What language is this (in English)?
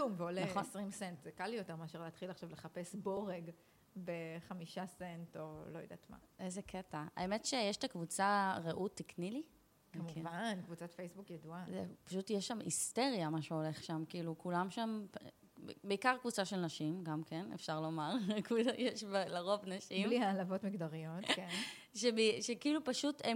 Hebrew